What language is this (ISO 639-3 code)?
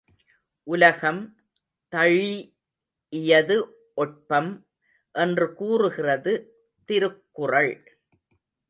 tam